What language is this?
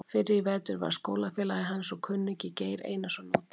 Icelandic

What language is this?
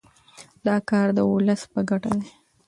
Pashto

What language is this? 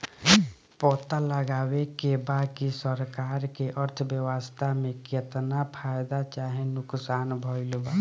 Bhojpuri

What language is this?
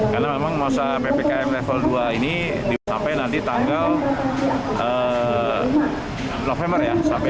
Indonesian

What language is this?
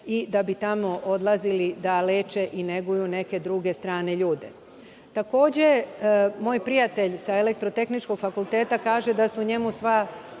Serbian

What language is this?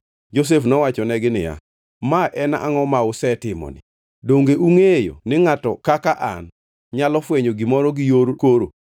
Luo (Kenya and Tanzania)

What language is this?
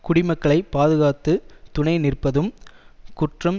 Tamil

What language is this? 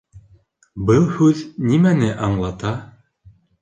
Bashkir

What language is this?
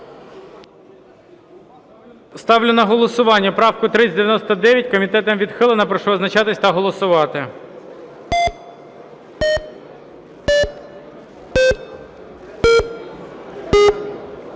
Ukrainian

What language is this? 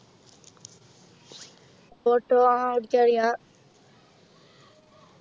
Malayalam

